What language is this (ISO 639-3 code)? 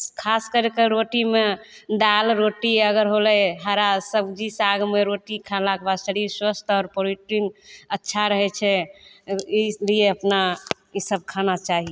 mai